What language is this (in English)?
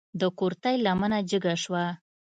Pashto